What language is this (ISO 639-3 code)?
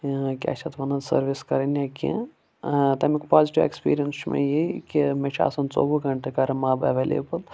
kas